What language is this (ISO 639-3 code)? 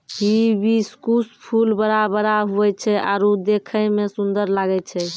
mai